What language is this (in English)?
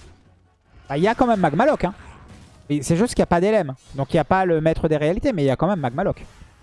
French